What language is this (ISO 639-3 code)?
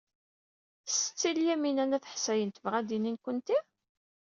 kab